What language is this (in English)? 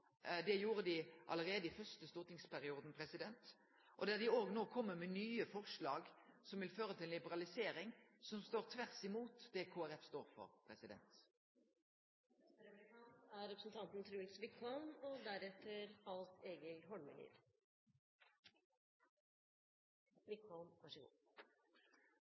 Norwegian Nynorsk